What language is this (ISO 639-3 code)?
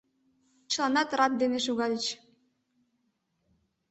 chm